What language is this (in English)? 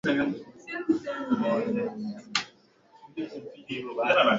Swahili